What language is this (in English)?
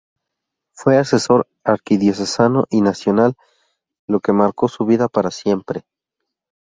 Spanish